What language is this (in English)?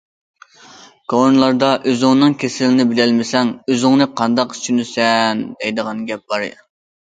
Uyghur